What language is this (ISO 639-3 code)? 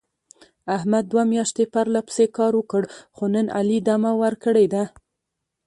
pus